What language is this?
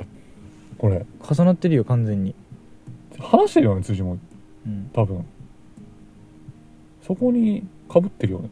Japanese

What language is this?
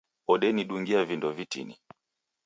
Taita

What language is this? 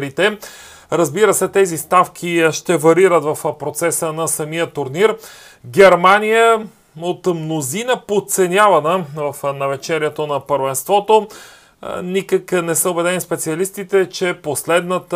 Bulgarian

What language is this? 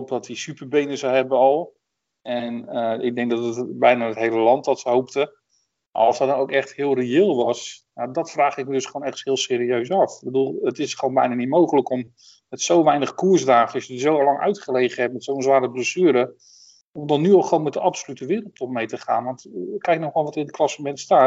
Dutch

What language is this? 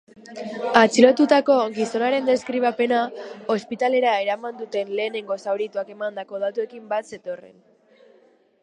Basque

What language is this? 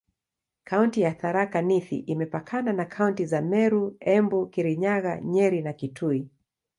Swahili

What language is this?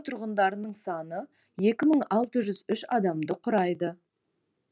Kazakh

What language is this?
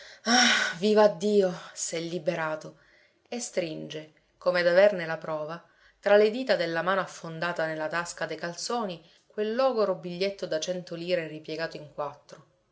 Italian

